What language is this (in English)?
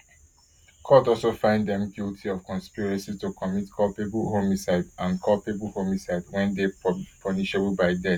Nigerian Pidgin